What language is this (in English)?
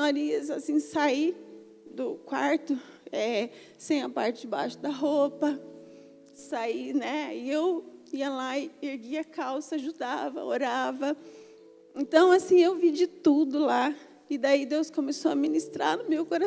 Portuguese